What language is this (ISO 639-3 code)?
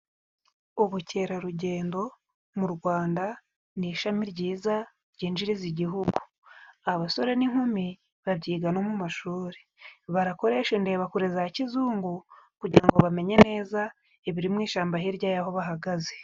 kin